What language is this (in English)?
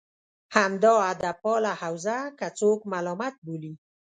Pashto